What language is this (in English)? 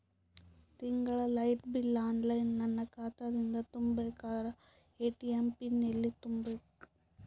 Kannada